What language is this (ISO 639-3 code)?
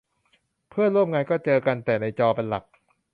tha